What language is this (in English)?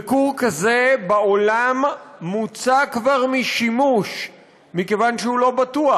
Hebrew